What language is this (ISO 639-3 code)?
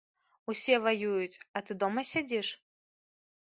bel